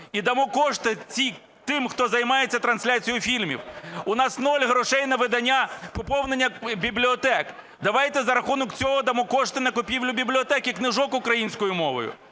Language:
Ukrainian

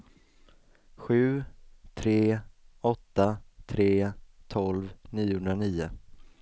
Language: Swedish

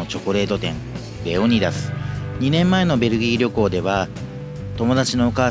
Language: Japanese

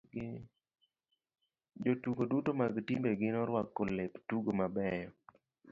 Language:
Luo (Kenya and Tanzania)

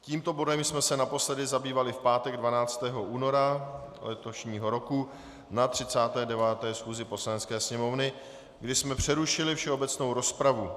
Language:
Czech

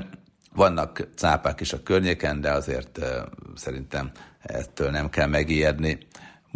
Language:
Hungarian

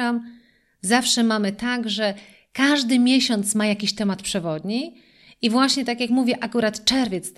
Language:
Polish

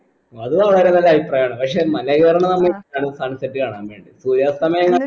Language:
Malayalam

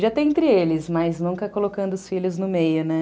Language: Portuguese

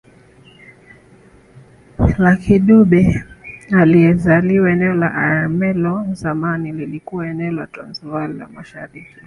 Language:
Swahili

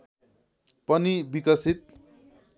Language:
Nepali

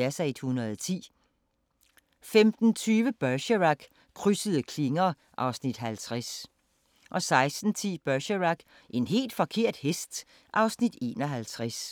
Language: Danish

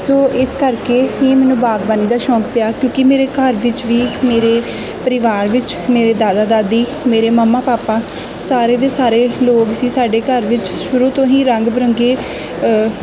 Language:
Punjabi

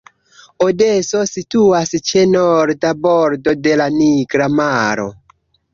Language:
Esperanto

